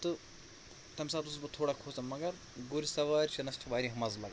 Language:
Kashmiri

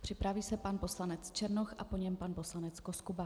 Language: Czech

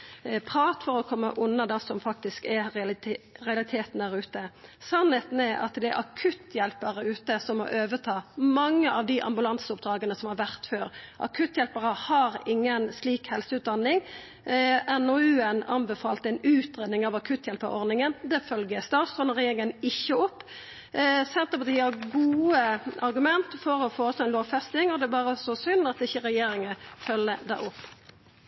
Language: Norwegian Nynorsk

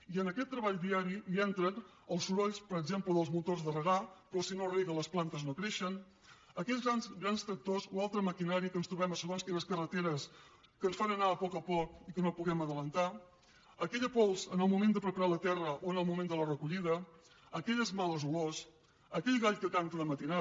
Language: Catalan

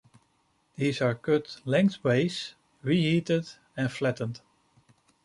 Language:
English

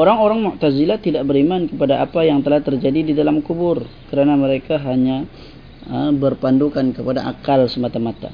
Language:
Malay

